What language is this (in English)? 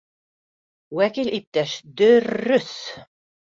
Bashkir